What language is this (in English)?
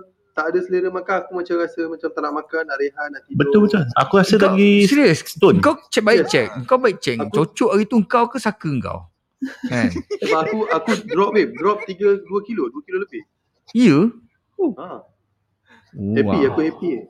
Malay